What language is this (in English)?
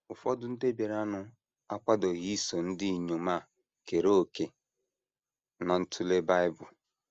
Igbo